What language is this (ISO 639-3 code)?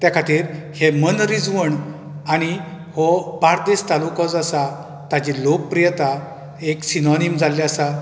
kok